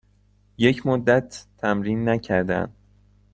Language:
Persian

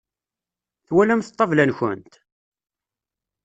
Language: Kabyle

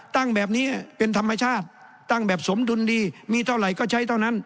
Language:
Thai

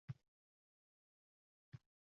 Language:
Uzbek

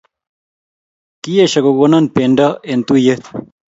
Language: Kalenjin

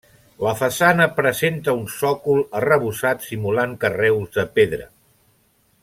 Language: Catalan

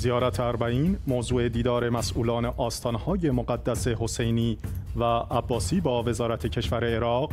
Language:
Persian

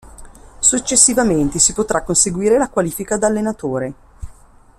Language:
Italian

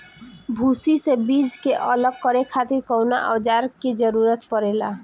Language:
Bhojpuri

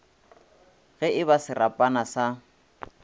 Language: Northern Sotho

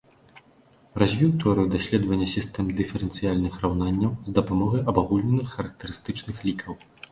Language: Belarusian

